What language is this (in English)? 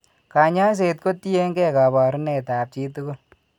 Kalenjin